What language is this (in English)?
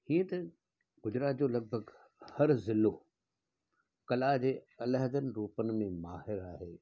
Sindhi